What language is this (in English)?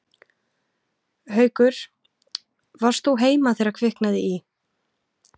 Icelandic